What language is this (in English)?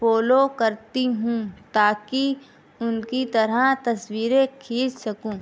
Urdu